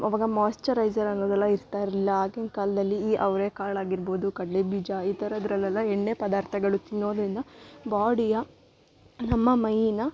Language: Kannada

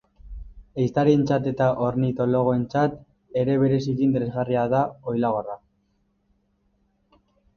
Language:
Basque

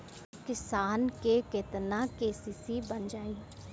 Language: Bhojpuri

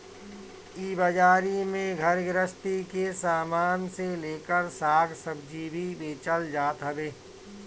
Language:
Bhojpuri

